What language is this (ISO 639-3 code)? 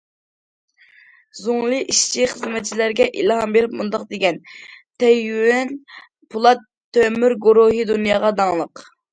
uig